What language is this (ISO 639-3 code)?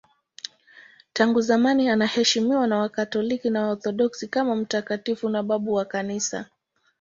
swa